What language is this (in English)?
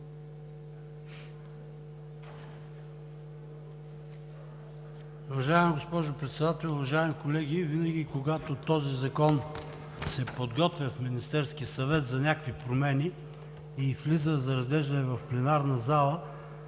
Bulgarian